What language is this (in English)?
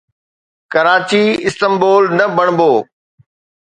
Sindhi